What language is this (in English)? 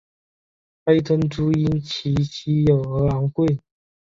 Chinese